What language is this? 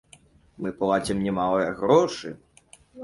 Belarusian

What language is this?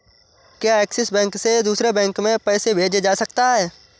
Hindi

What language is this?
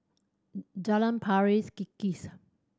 English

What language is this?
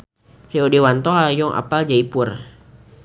Sundanese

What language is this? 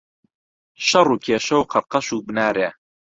Central Kurdish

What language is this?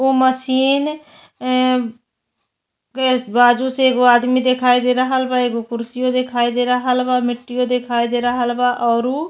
Bhojpuri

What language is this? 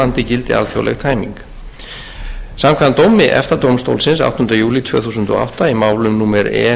Icelandic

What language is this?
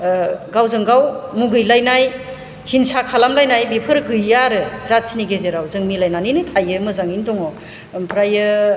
Bodo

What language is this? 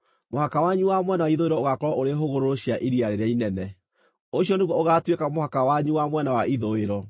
Kikuyu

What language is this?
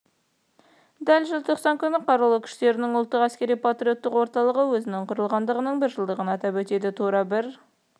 Kazakh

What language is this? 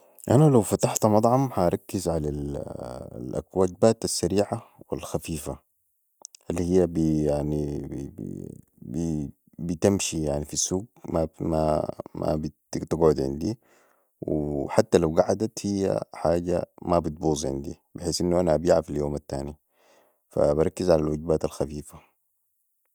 Sudanese Arabic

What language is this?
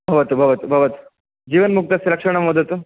Sanskrit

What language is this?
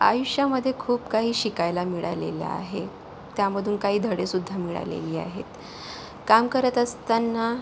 Marathi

